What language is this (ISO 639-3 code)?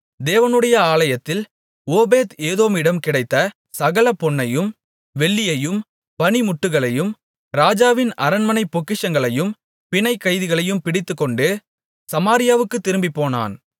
tam